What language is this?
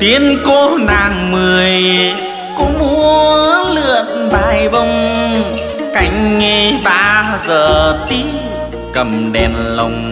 Vietnamese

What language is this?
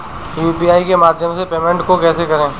Hindi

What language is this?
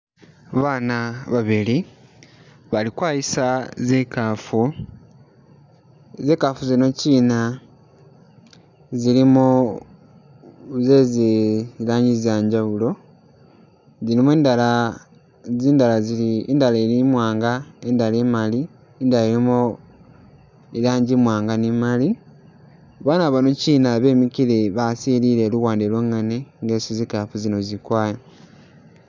Masaaba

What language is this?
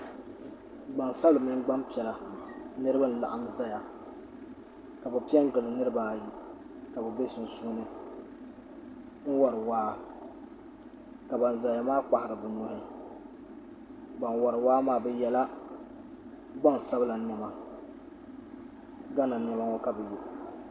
Dagbani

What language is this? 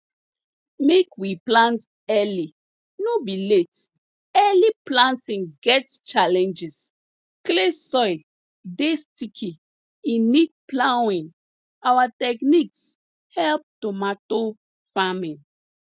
Nigerian Pidgin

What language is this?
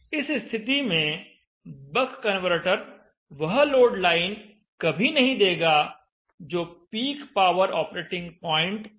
Hindi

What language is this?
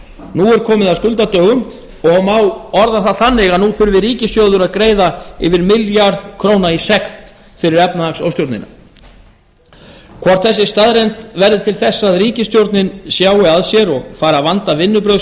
Icelandic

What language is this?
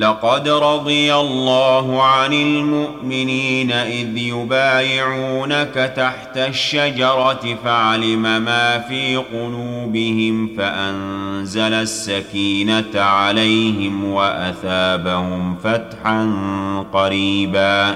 Arabic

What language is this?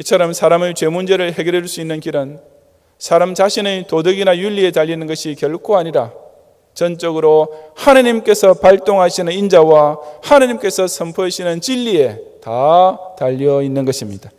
Korean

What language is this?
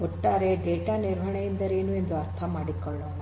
Kannada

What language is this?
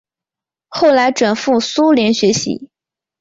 Chinese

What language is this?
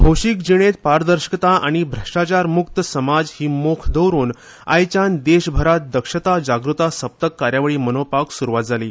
Konkani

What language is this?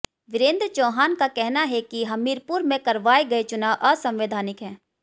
Hindi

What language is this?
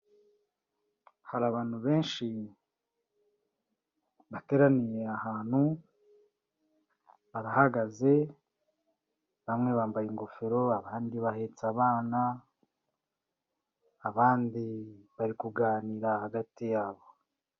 Kinyarwanda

